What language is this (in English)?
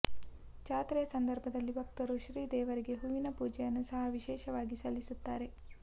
Kannada